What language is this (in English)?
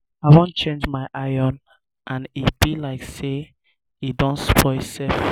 Nigerian Pidgin